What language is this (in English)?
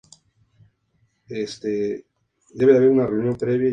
Spanish